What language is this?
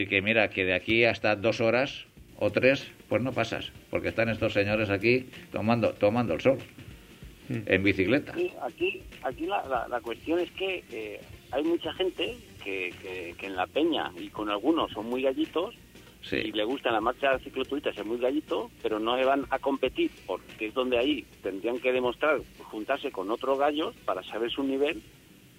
Spanish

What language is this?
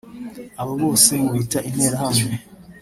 Kinyarwanda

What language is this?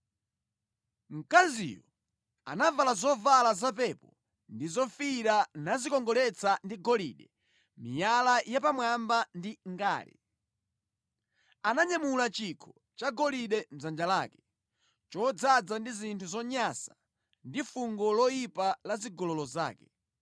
Nyanja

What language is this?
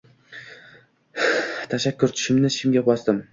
Uzbek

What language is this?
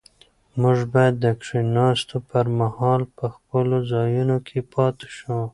Pashto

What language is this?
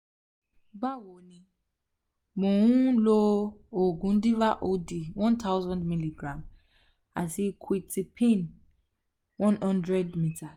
Yoruba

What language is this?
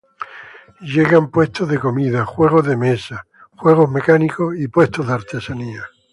Spanish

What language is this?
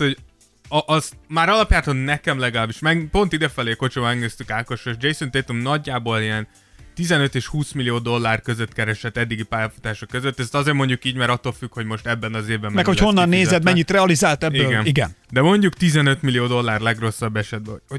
Hungarian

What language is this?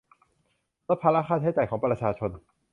Thai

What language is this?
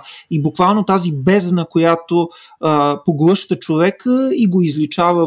Bulgarian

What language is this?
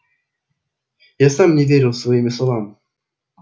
Russian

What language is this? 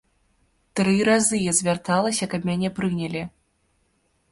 Belarusian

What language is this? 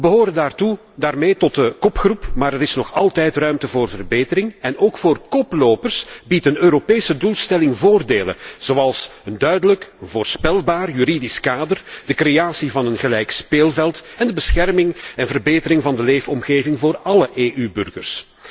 Dutch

